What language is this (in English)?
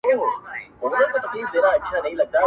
Pashto